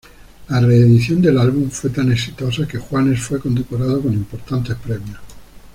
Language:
Spanish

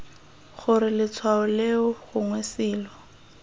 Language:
Tswana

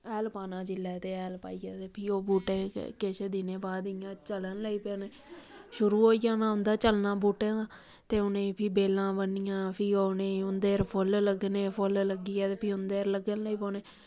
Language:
Dogri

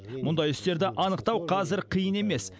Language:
Kazakh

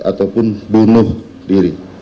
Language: Indonesian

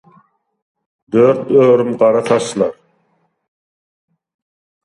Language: Turkmen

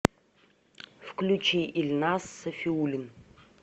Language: Russian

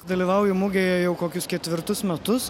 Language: Lithuanian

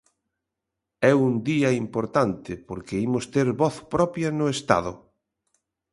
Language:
Galician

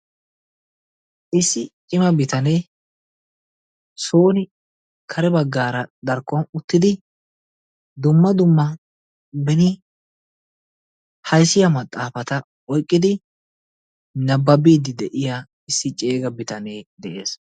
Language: Wolaytta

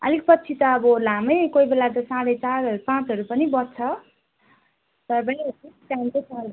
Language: Nepali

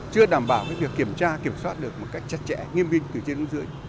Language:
Vietnamese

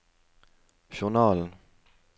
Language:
Norwegian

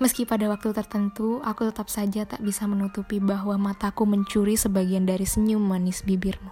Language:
Indonesian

